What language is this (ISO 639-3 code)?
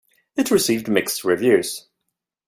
eng